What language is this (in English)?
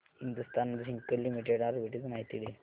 Marathi